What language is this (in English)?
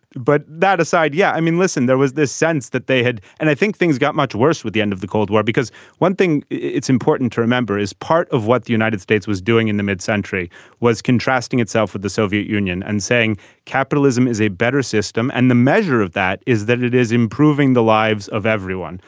English